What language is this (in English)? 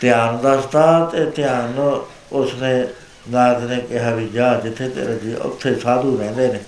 Punjabi